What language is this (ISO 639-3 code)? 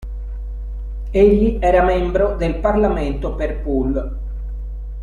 ita